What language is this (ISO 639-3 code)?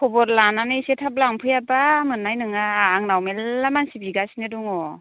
brx